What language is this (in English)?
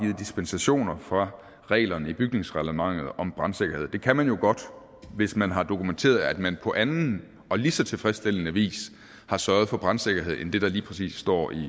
Danish